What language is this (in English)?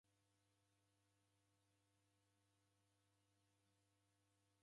Taita